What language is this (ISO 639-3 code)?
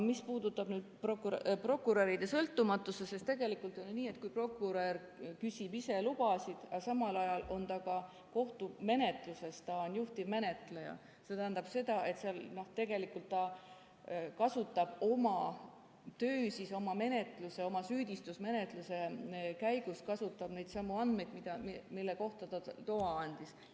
est